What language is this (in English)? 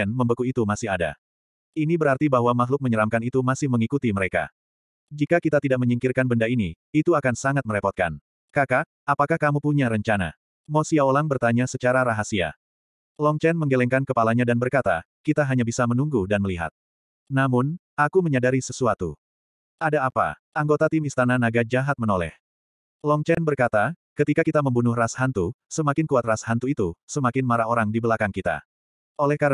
Indonesian